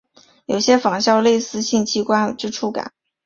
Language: Chinese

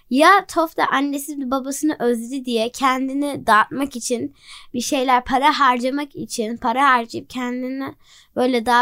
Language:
Turkish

